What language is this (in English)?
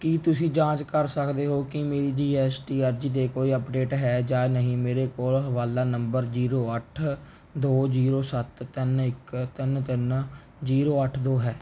Punjabi